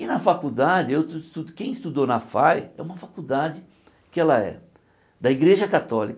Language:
Portuguese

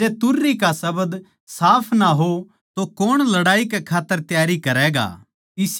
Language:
Haryanvi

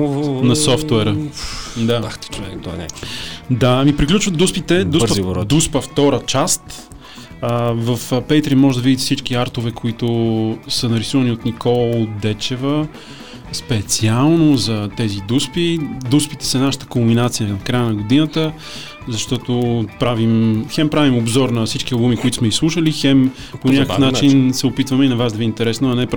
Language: Bulgarian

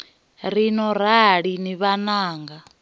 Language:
Venda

